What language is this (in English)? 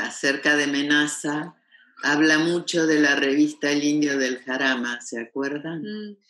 Spanish